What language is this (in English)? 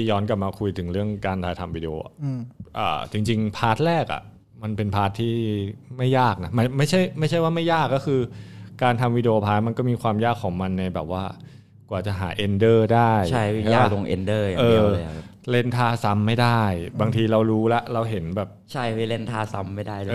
Thai